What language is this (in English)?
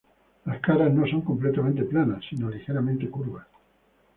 Spanish